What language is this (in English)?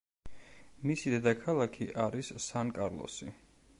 Georgian